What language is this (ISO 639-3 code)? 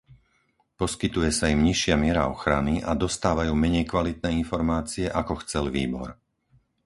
slk